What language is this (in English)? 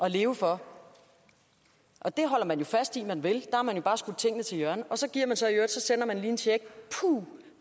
Danish